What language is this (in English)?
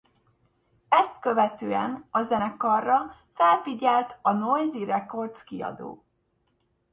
Hungarian